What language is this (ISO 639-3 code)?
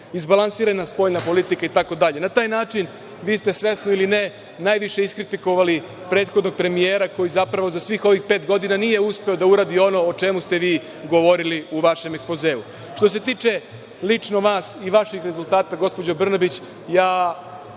srp